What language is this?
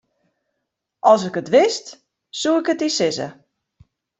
Western Frisian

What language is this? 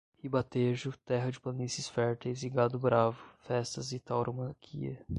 Portuguese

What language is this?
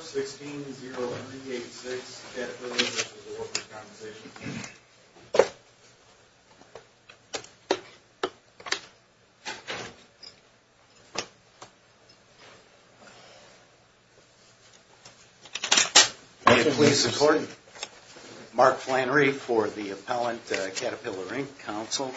English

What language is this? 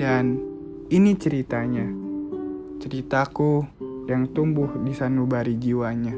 Indonesian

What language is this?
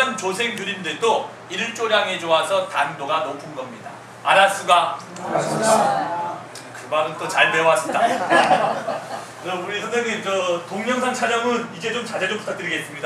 Korean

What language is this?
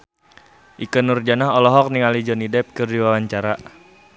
Sundanese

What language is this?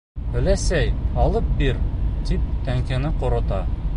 Bashkir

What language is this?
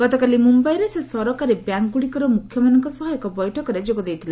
Odia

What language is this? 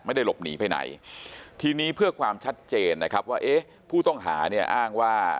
Thai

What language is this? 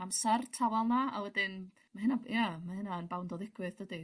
Welsh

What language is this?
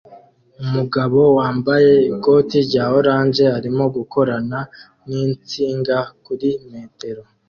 Kinyarwanda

